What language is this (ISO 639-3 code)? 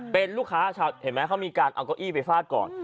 tha